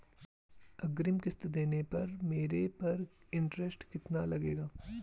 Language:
Hindi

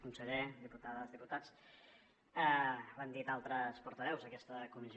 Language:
Catalan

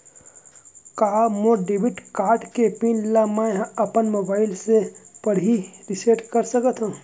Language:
Chhattisgarhi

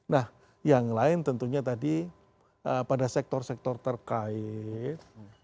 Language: Indonesian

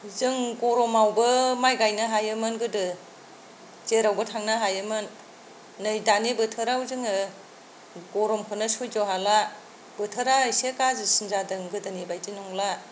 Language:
Bodo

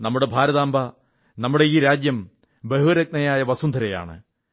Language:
Malayalam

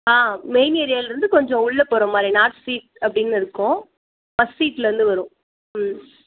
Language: Tamil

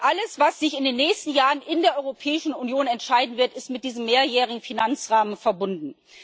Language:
German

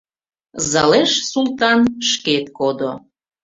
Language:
Mari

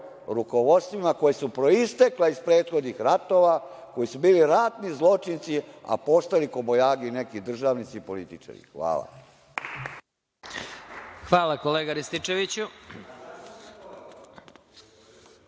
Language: Serbian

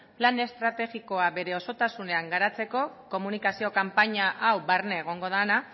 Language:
Basque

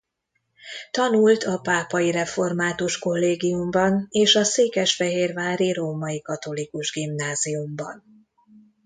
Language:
Hungarian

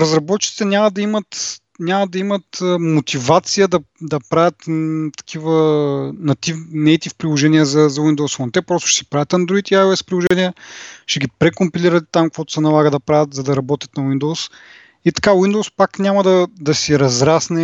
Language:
Bulgarian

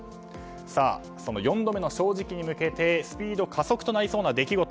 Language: Japanese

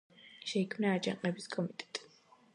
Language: Georgian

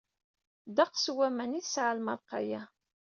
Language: Kabyle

